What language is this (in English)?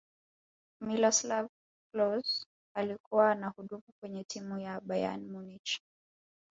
Swahili